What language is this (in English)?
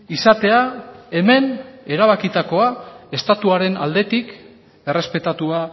Basque